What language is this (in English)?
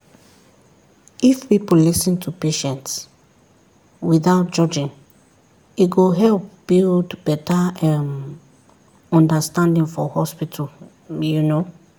Nigerian Pidgin